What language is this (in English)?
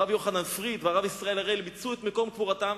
Hebrew